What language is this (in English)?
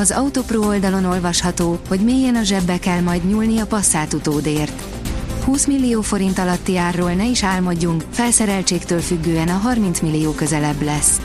Hungarian